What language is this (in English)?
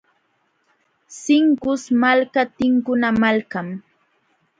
Jauja Wanca Quechua